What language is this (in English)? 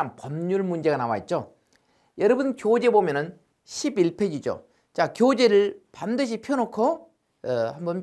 Korean